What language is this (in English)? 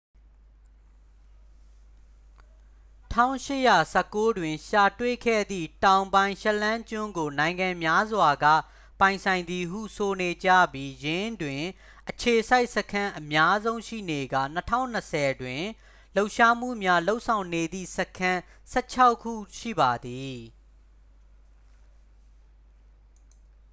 Burmese